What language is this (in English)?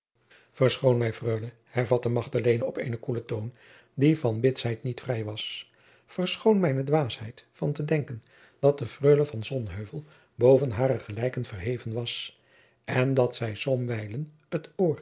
Dutch